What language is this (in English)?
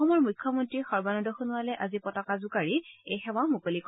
Assamese